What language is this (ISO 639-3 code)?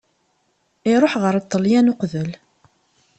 kab